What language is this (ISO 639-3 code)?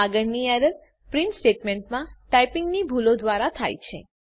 guj